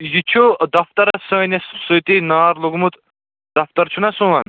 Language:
Kashmiri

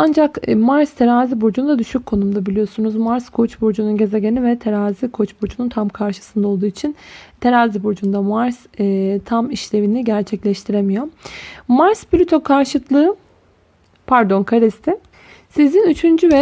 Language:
Turkish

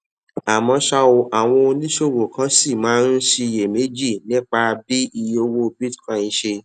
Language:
Yoruba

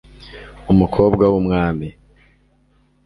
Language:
Kinyarwanda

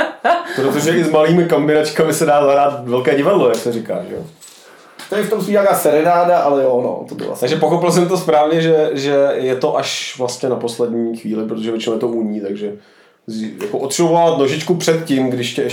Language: Czech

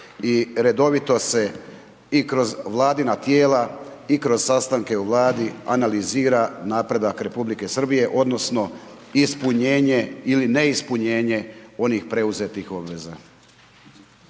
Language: Croatian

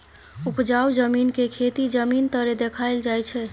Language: Maithili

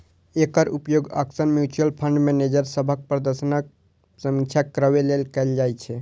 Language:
Maithili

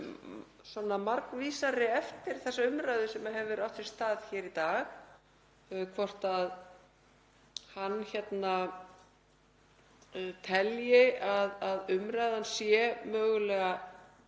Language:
Icelandic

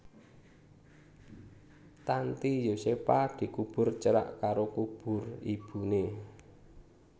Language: Javanese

